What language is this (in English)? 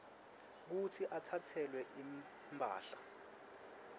Swati